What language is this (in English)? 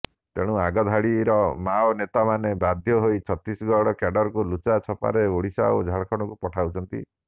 Odia